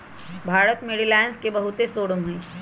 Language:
Magahi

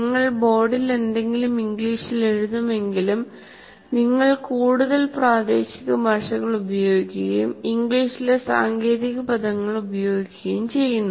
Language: Malayalam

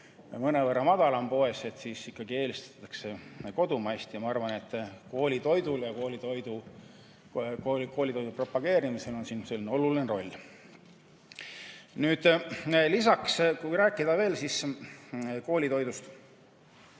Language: Estonian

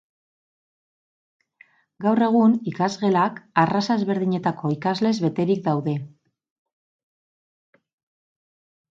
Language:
Basque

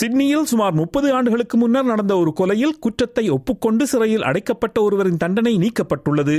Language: Tamil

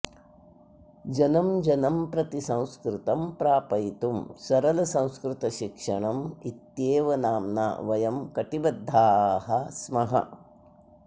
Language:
Sanskrit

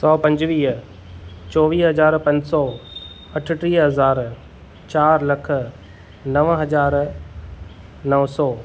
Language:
Sindhi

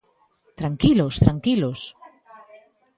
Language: Galician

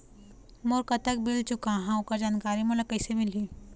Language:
Chhattisgarhi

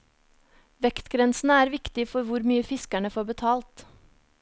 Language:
Norwegian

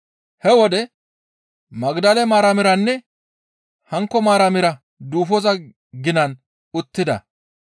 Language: Gamo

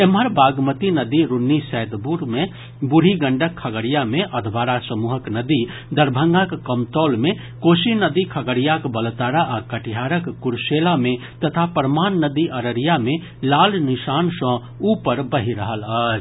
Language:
Maithili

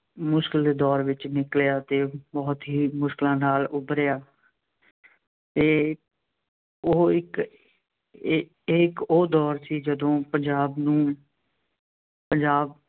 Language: Punjabi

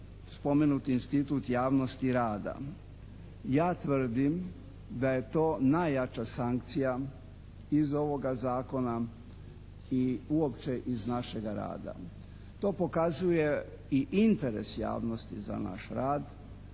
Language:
Croatian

